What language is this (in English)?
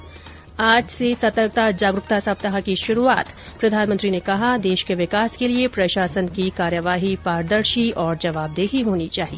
Hindi